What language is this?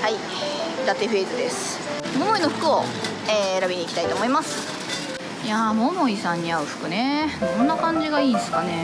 Japanese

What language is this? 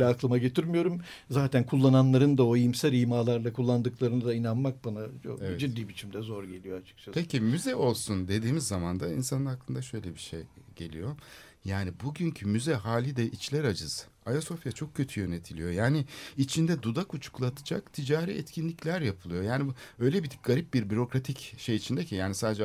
Turkish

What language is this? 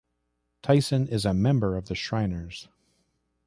English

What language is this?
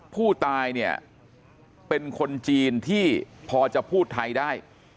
Thai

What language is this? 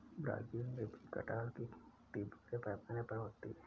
Hindi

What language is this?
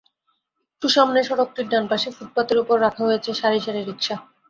Bangla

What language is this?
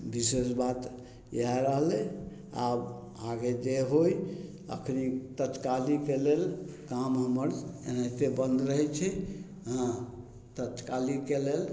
Maithili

